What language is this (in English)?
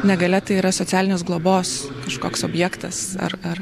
Lithuanian